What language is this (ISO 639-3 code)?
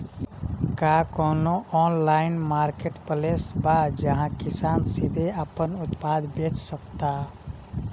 bho